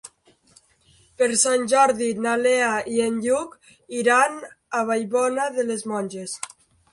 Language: Catalan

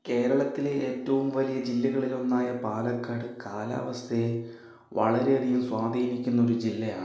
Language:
Malayalam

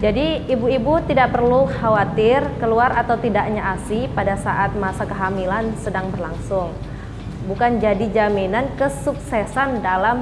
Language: Indonesian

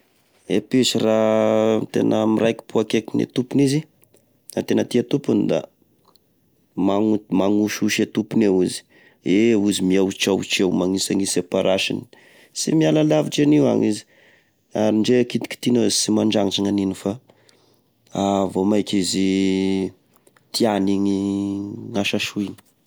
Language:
Tesaka Malagasy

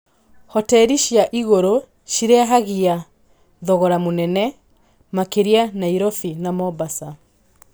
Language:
Kikuyu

